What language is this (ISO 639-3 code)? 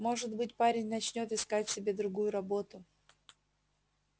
rus